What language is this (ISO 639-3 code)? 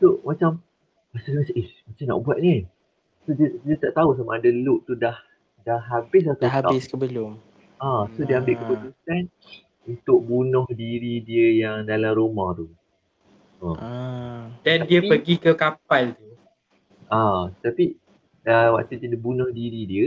msa